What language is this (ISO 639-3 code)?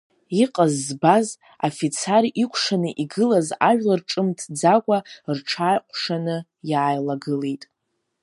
abk